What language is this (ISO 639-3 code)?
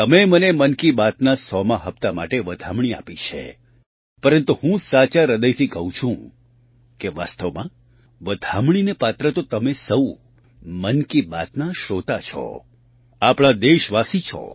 guj